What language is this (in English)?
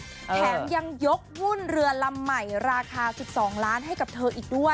Thai